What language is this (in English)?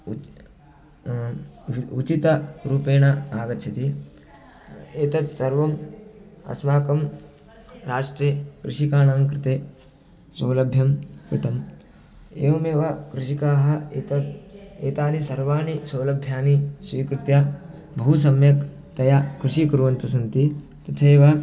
Sanskrit